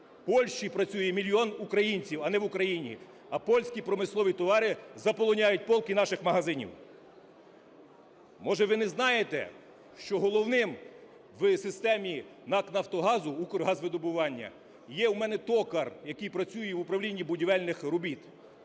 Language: Ukrainian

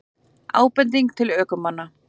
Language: Icelandic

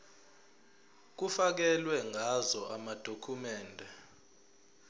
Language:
Zulu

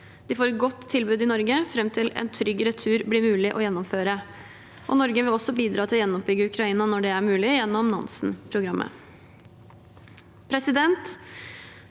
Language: Norwegian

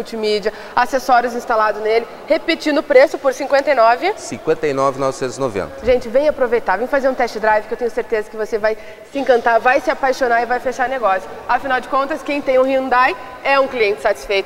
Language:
Portuguese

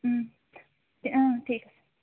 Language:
Assamese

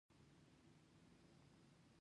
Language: Pashto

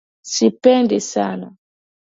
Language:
Swahili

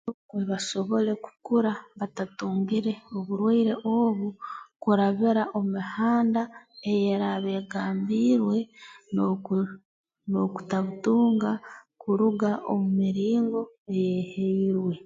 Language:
Tooro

